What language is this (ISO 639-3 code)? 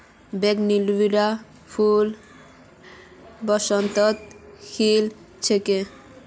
mag